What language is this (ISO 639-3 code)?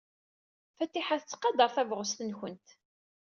kab